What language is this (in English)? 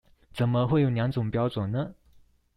Chinese